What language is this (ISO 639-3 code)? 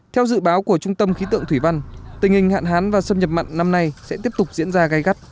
vie